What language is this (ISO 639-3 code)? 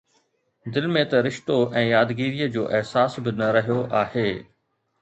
snd